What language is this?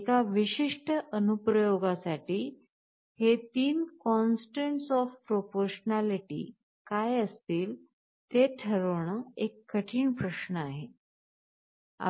Marathi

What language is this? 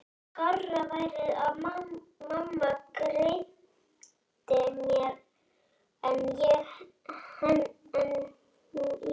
Icelandic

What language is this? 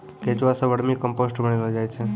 Maithili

